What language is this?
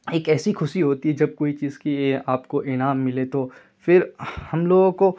Urdu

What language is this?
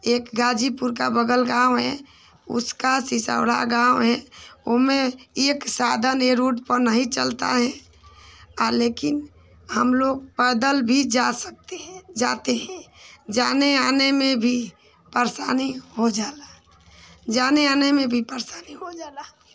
Hindi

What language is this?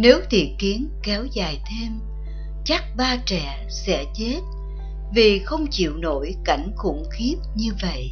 Vietnamese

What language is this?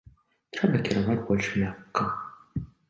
Belarusian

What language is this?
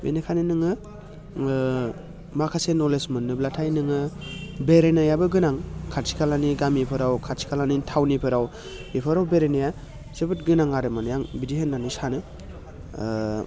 Bodo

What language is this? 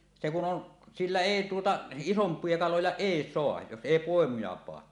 Finnish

